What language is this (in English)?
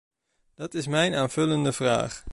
Dutch